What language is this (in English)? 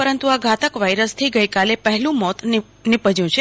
Gujarati